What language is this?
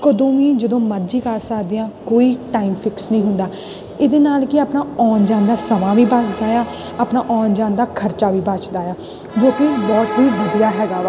Punjabi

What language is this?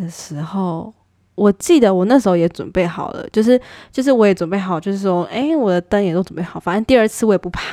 Chinese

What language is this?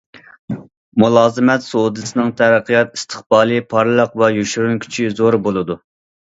Uyghur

